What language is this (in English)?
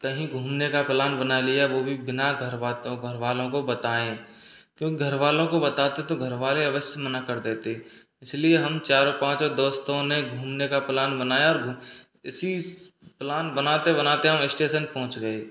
Hindi